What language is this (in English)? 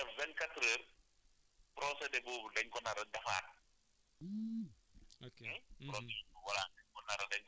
Wolof